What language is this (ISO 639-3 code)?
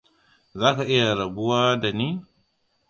hau